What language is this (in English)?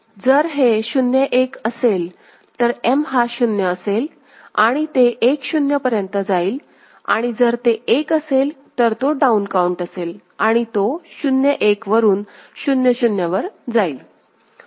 Marathi